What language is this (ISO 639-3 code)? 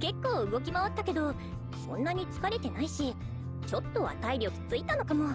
jpn